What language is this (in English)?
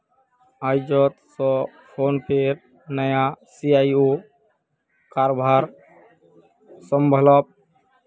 Magahi